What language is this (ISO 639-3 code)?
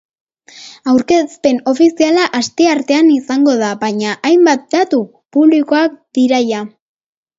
eus